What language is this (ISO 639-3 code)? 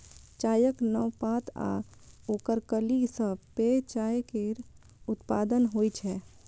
mai